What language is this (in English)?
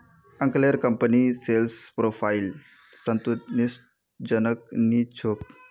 Magahi